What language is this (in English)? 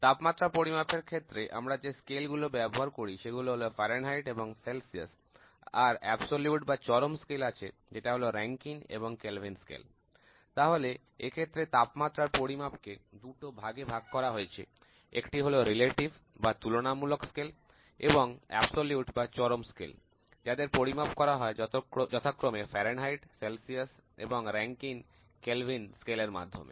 Bangla